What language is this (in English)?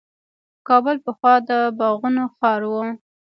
Pashto